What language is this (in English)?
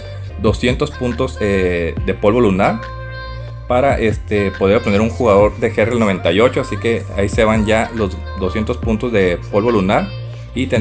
Spanish